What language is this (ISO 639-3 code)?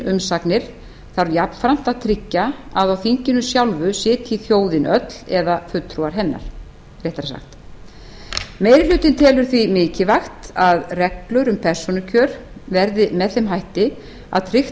isl